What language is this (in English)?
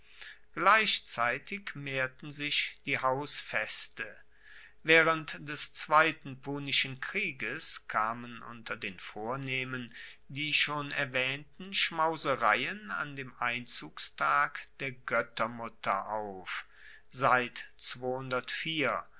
German